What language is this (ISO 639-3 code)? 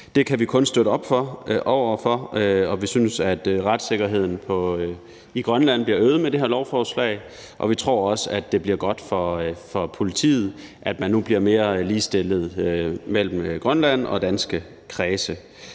dan